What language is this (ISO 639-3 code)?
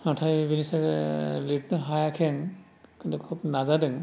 brx